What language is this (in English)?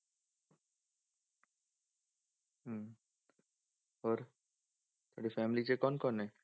Punjabi